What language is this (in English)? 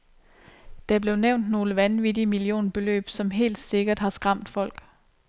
Danish